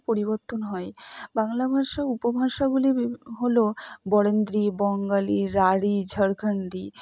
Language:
Bangla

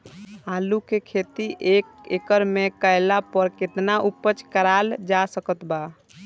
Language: Bhojpuri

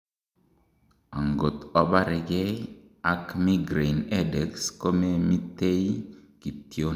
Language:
Kalenjin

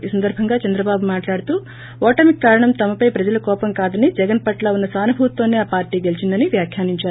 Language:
Telugu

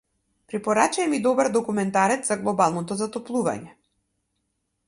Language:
Macedonian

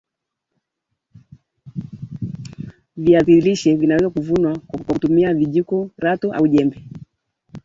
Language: Swahili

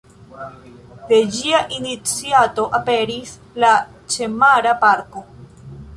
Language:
Esperanto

